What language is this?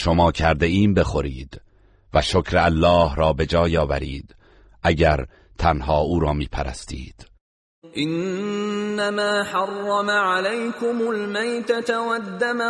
Persian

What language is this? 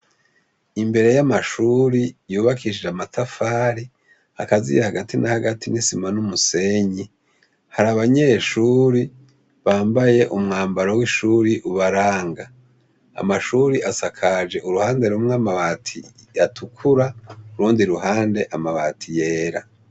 Rundi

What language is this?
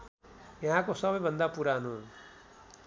Nepali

